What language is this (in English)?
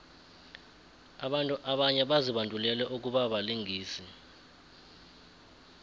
South Ndebele